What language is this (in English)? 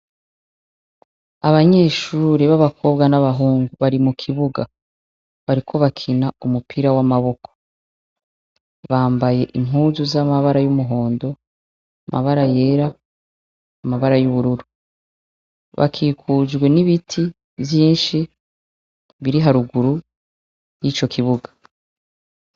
Rundi